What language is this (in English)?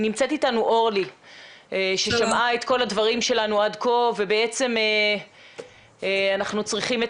Hebrew